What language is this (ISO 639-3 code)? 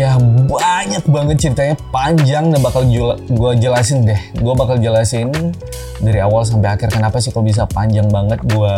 ind